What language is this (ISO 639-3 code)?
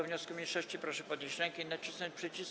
pol